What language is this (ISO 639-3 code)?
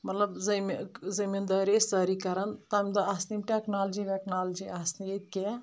kas